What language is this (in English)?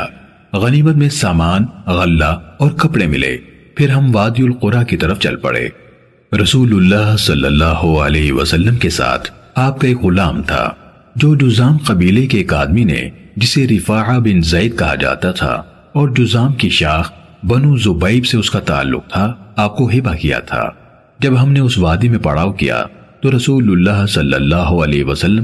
Urdu